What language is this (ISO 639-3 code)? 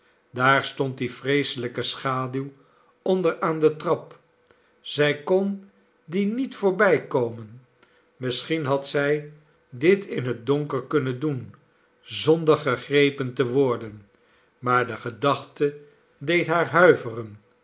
nld